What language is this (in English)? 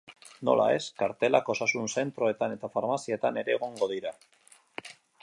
Basque